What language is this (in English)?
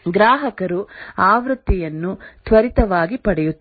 Kannada